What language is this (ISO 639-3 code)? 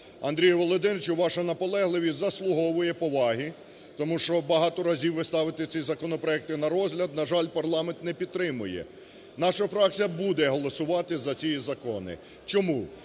ukr